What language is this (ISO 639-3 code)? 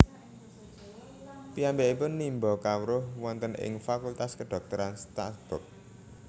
jav